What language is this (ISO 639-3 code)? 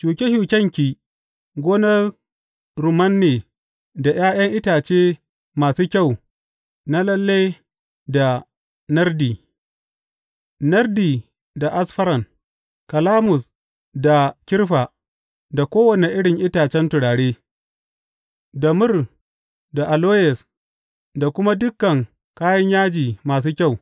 hau